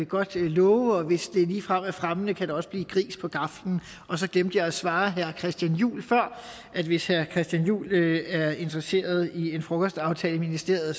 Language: Danish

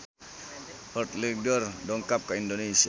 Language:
Sundanese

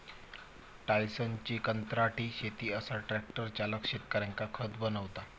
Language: Marathi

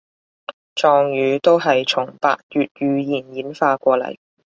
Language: Cantonese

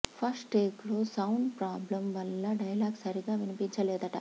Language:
Telugu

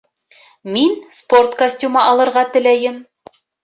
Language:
Bashkir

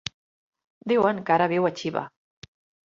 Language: Catalan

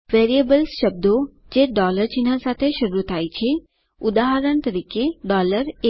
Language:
Gujarati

